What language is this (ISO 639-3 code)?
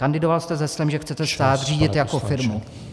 ces